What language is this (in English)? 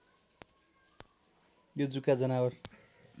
Nepali